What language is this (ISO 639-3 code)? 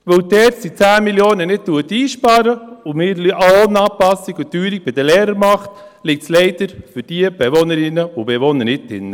gsw